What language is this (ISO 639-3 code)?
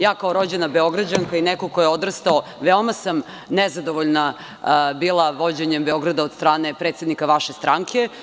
srp